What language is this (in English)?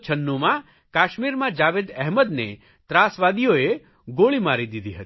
Gujarati